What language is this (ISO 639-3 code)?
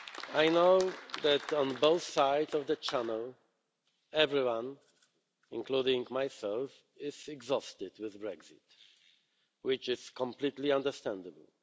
eng